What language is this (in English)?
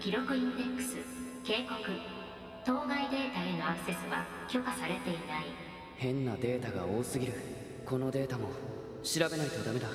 Japanese